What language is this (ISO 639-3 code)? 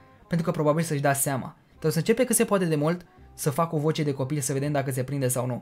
ron